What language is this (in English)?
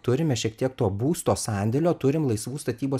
Lithuanian